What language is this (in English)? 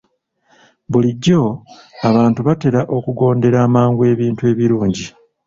Ganda